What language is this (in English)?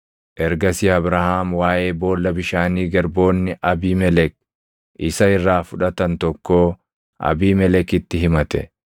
Oromo